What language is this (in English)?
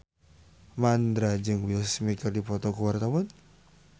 Sundanese